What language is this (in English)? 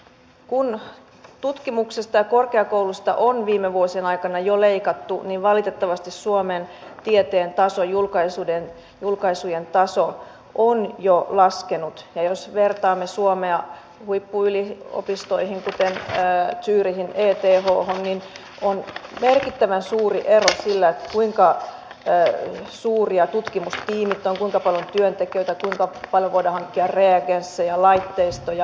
Finnish